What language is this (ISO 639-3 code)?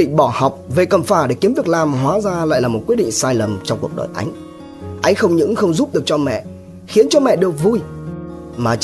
vie